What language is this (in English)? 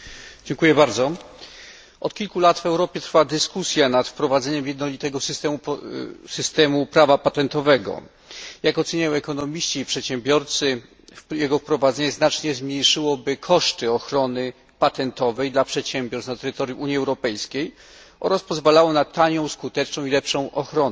Polish